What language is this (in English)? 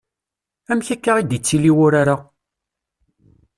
Kabyle